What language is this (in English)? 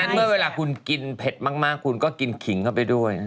Thai